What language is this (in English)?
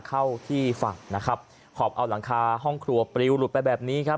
Thai